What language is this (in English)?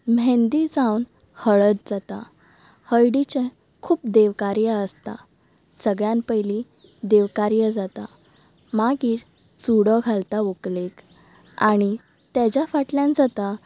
Konkani